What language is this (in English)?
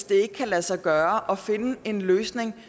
Danish